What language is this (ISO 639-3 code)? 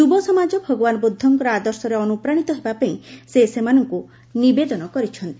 ori